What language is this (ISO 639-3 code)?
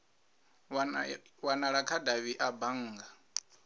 ven